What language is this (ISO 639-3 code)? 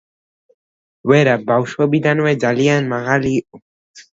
kat